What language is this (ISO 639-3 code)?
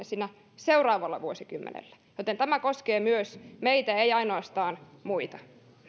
fin